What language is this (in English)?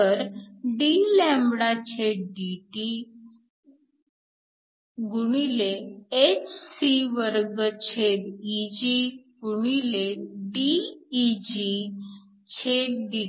Marathi